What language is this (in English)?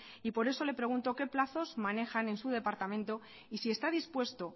Spanish